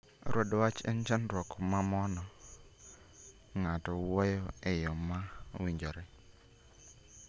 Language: Luo (Kenya and Tanzania)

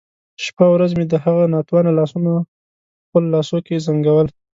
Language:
Pashto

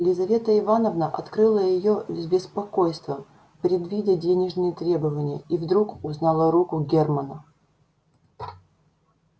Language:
Russian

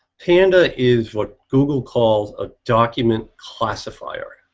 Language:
English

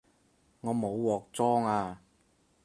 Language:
Cantonese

